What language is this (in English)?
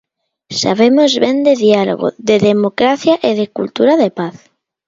Galician